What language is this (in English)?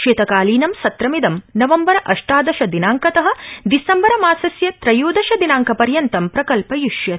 Sanskrit